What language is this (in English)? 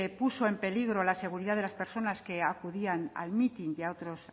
Spanish